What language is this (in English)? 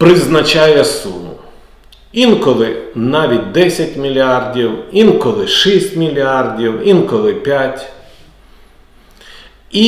Ukrainian